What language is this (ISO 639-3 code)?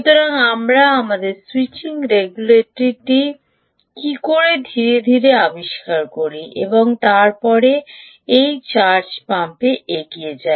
ben